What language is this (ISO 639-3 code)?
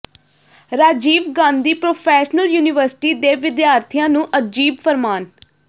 pan